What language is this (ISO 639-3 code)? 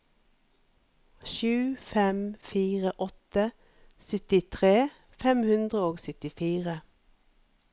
nor